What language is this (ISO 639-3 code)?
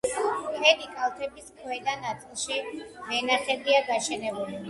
kat